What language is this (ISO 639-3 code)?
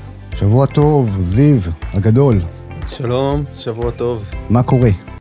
heb